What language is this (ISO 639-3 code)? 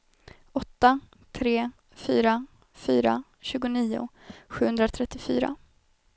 swe